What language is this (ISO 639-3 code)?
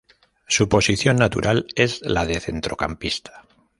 spa